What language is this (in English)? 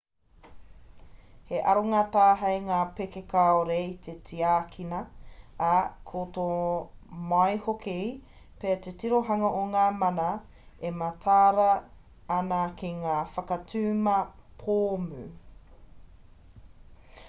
Māori